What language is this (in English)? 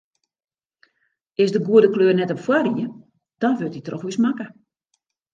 Western Frisian